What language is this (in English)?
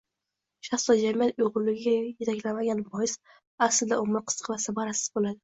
Uzbek